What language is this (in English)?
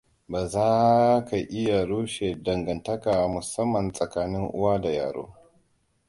Hausa